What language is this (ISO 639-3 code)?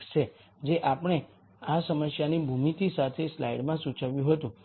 guj